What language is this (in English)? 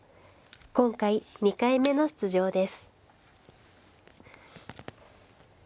Japanese